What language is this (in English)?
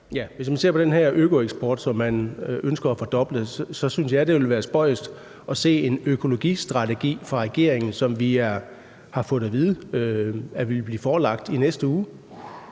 Danish